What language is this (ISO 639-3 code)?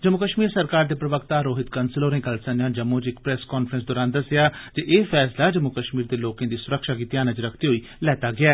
doi